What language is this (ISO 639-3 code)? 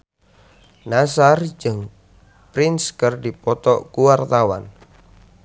sun